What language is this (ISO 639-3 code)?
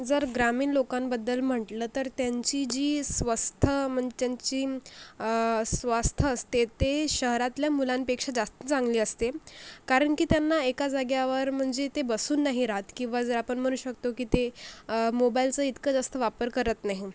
mar